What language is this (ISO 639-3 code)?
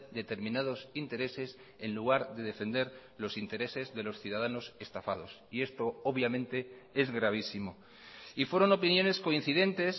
spa